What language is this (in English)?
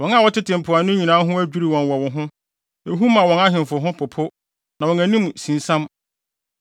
Akan